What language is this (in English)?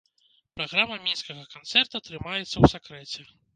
Belarusian